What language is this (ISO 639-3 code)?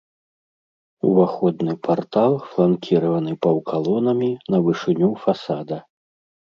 bel